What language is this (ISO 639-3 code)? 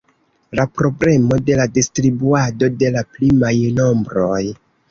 epo